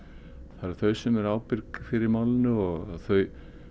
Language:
Icelandic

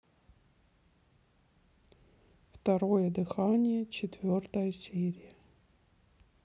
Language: Russian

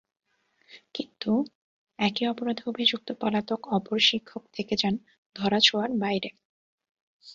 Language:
Bangla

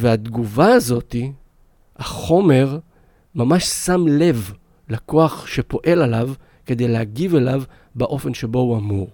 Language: Hebrew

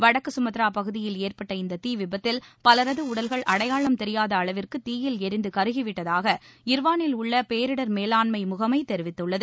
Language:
Tamil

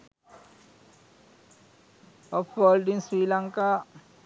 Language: Sinhala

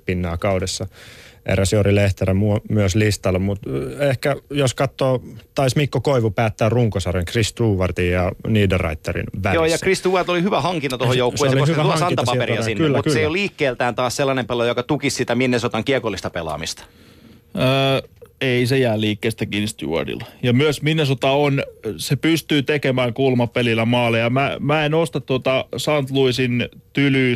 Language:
Finnish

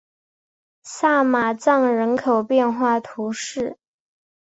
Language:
Chinese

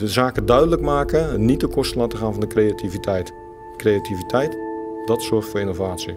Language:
Dutch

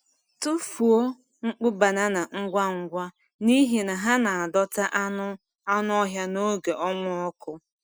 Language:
Igbo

